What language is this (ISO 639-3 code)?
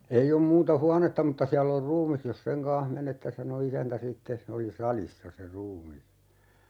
fin